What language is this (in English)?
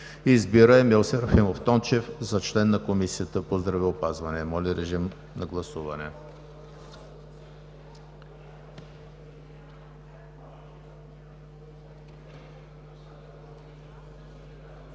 Bulgarian